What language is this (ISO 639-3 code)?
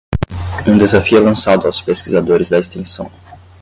por